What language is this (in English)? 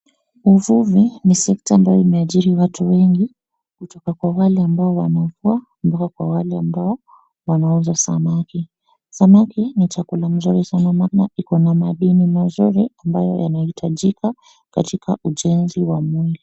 Swahili